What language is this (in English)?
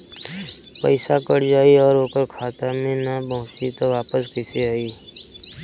Bhojpuri